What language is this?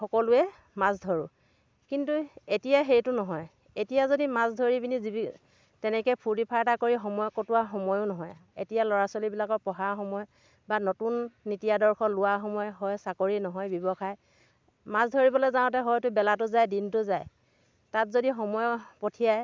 Assamese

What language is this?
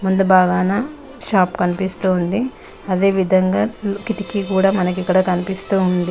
Telugu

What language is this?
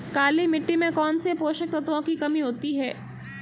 Hindi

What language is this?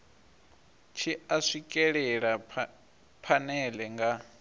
Venda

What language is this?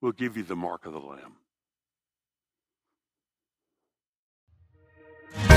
English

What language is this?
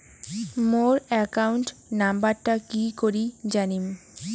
Bangla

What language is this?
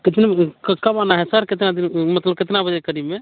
Hindi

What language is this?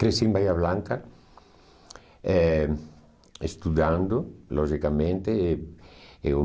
Portuguese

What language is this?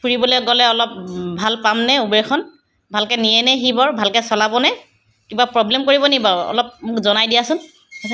Assamese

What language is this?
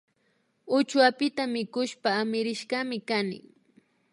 Imbabura Highland Quichua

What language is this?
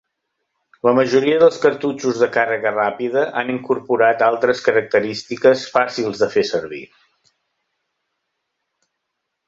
Catalan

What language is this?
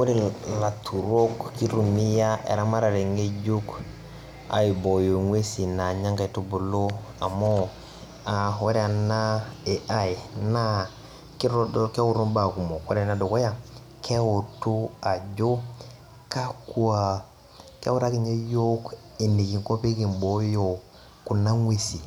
Masai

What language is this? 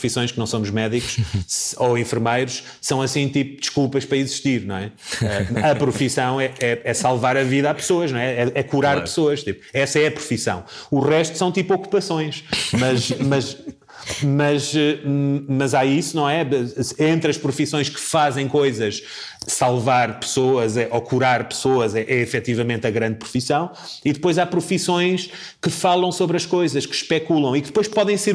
Portuguese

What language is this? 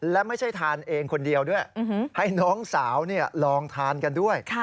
Thai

